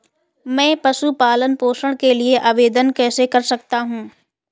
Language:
Hindi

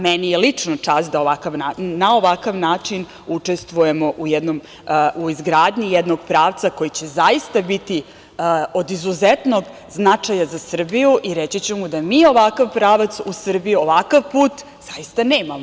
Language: Serbian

